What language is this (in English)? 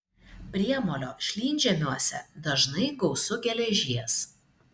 Lithuanian